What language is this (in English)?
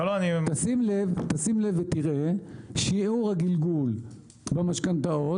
Hebrew